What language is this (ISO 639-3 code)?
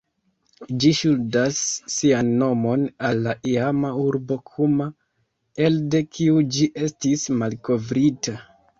epo